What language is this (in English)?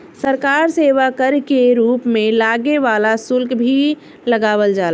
Bhojpuri